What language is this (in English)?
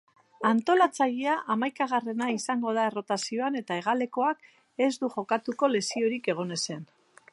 Basque